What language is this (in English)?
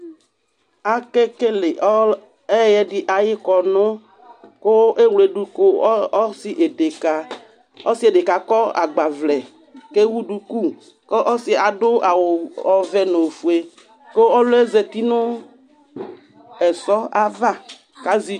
Ikposo